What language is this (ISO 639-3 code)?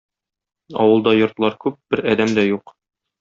tat